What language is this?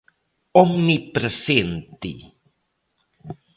Galician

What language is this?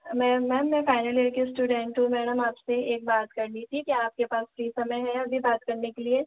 Hindi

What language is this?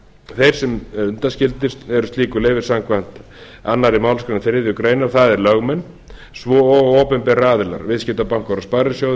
Icelandic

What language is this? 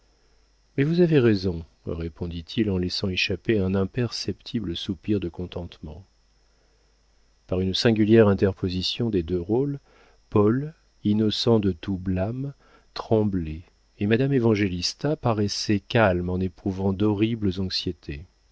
French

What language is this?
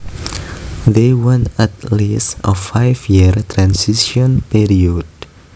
Javanese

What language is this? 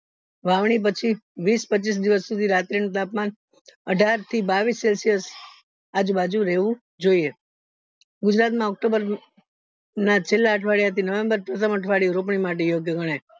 Gujarati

